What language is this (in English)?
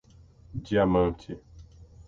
Portuguese